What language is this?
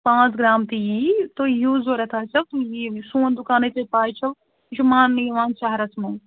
Kashmiri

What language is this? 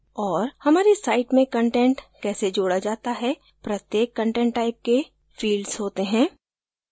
Hindi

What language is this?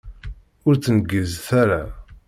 Kabyle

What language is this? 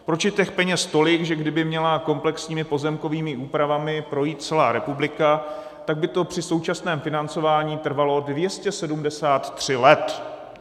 Czech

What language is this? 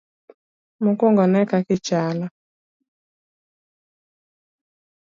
Luo (Kenya and Tanzania)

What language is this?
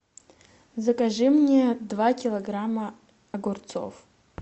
Russian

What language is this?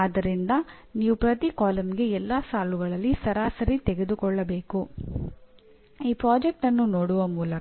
Kannada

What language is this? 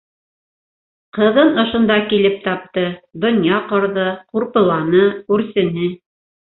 Bashkir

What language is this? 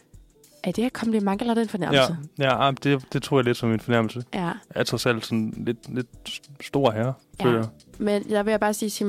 Danish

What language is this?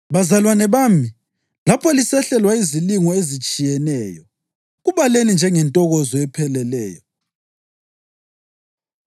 North Ndebele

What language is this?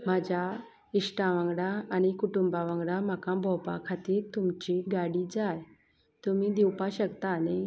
Konkani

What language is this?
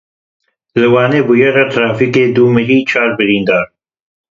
Kurdish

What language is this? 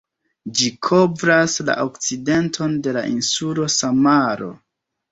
Esperanto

